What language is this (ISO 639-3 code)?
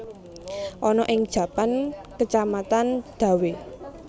jav